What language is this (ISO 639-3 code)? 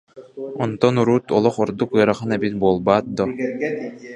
sah